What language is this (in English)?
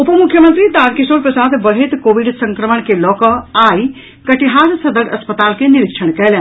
Maithili